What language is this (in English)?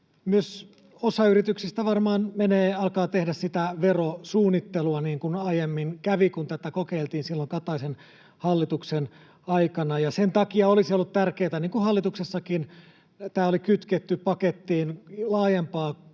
Finnish